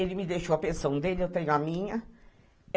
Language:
Portuguese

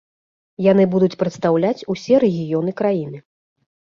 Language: Belarusian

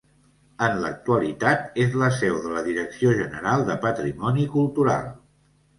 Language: Catalan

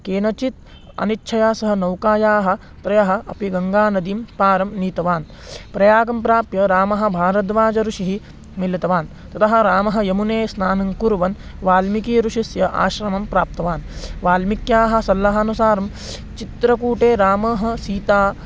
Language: Sanskrit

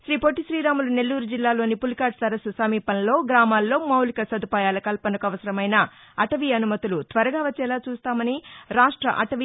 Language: Telugu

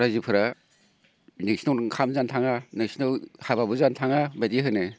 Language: Bodo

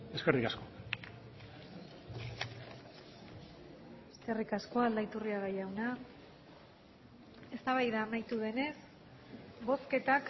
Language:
Basque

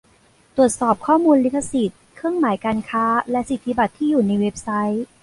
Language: Thai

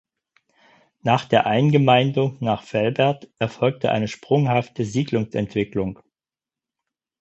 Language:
German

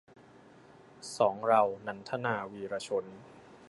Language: Thai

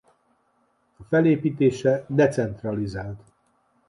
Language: Hungarian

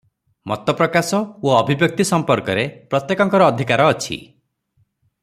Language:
Odia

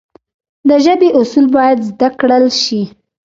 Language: Pashto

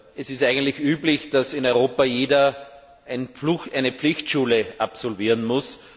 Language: German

